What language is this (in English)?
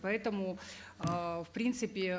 Kazakh